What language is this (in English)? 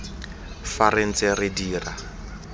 Tswana